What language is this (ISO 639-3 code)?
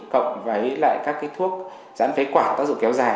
vie